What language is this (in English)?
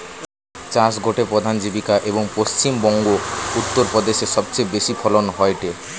Bangla